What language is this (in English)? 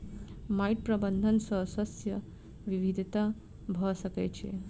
Maithili